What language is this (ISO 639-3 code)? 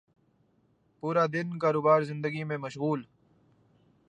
urd